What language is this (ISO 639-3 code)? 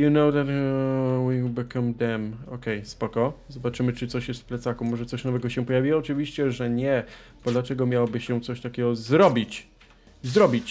pol